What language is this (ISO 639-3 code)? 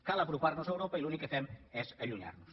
cat